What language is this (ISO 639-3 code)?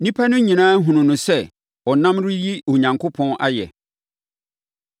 aka